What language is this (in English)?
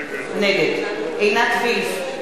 Hebrew